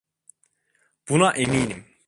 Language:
Turkish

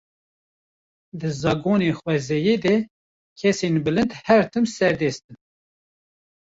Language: Kurdish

